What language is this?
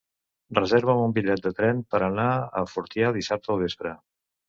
Catalan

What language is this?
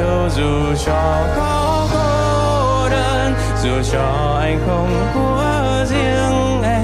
Vietnamese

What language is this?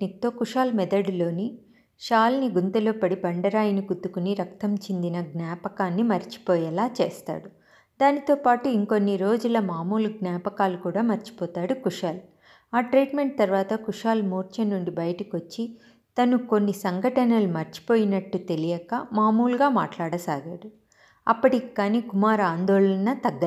Telugu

